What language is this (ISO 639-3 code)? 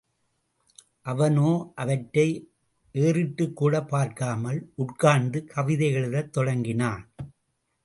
tam